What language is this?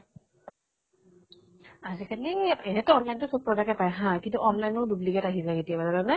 Assamese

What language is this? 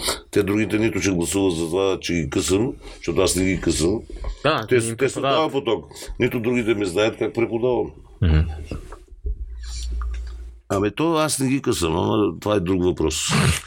Bulgarian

